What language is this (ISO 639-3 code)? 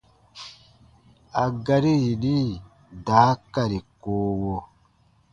bba